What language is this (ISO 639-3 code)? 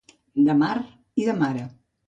cat